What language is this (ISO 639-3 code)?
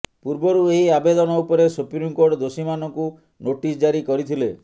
ori